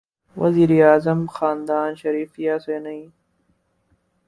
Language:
Urdu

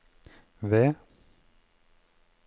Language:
Norwegian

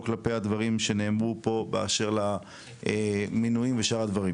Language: Hebrew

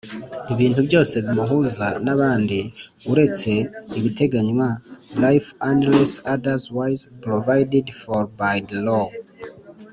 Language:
Kinyarwanda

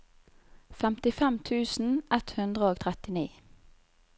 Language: Norwegian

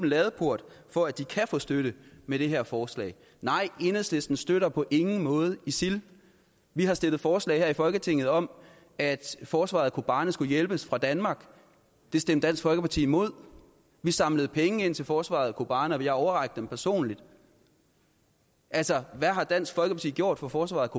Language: Danish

